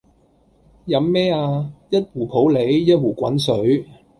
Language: Cantonese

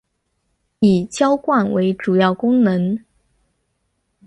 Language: Chinese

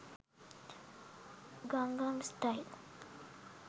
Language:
Sinhala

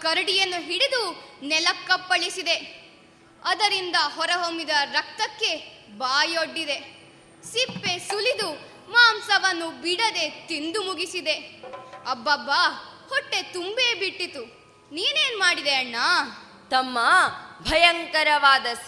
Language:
Kannada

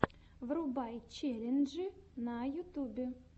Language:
Russian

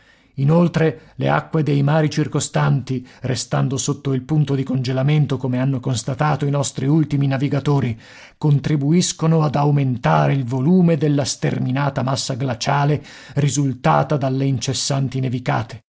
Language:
Italian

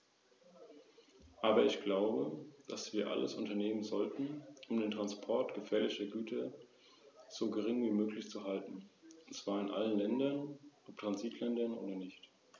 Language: German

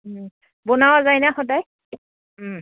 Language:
Assamese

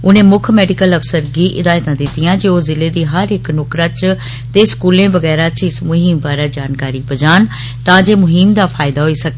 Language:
Dogri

